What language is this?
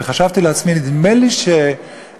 Hebrew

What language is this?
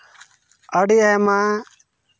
Santali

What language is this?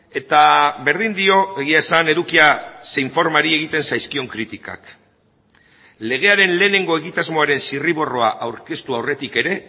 Basque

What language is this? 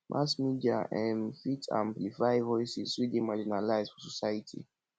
Nigerian Pidgin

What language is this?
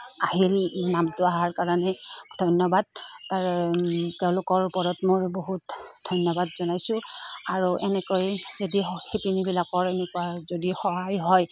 Assamese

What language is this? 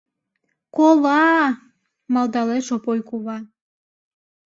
Mari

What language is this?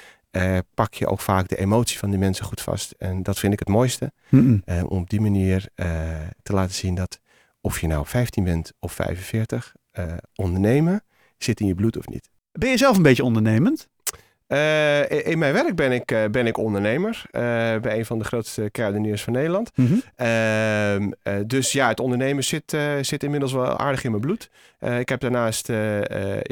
Dutch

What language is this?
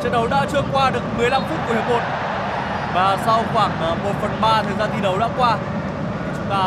Vietnamese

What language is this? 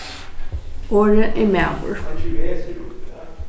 Faroese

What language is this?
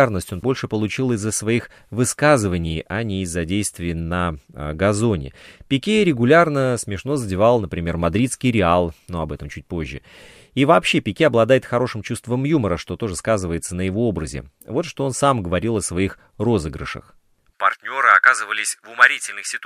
Russian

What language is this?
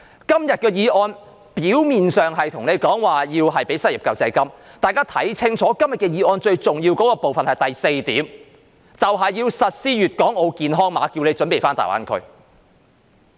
Cantonese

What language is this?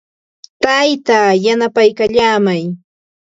Ambo-Pasco Quechua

